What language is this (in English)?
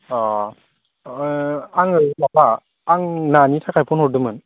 Bodo